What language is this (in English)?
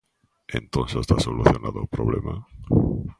Galician